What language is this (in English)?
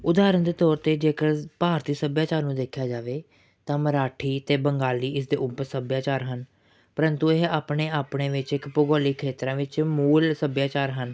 Punjabi